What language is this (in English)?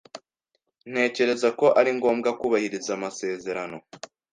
Kinyarwanda